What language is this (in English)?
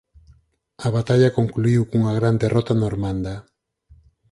Galician